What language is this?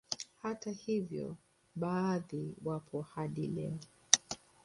Swahili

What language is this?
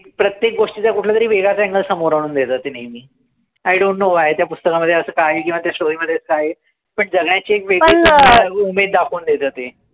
Marathi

